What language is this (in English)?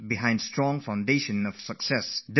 English